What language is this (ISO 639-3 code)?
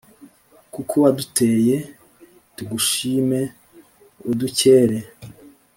kin